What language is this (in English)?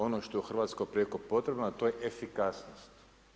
Croatian